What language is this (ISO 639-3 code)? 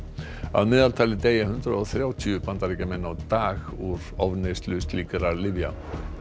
isl